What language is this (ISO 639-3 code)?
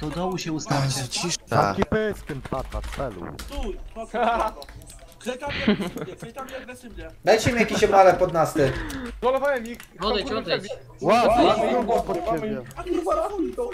pol